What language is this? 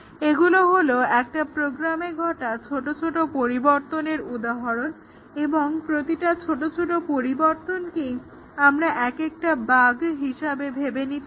Bangla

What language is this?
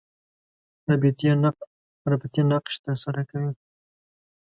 Pashto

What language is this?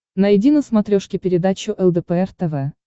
Russian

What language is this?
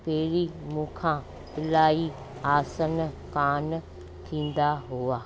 Sindhi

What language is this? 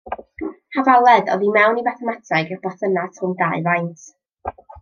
Welsh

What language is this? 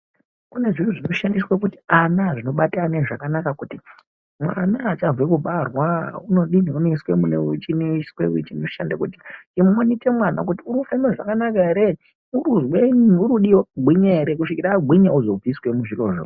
Ndau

